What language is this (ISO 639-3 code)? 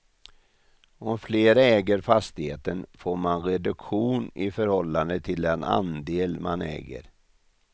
swe